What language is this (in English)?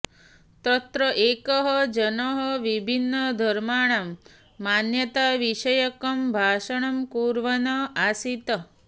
Sanskrit